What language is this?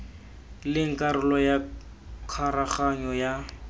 Tswana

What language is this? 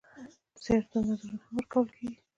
Pashto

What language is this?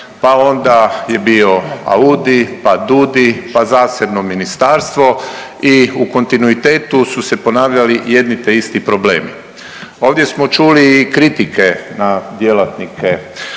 Croatian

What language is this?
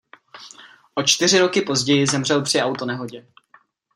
Czech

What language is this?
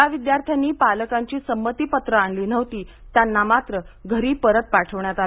Marathi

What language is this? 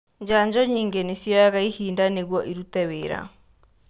Kikuyu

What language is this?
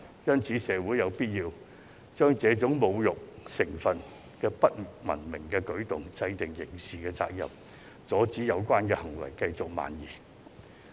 Cantonese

